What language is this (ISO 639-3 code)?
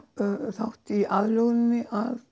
isl